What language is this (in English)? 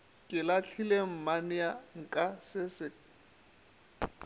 Northern Sotho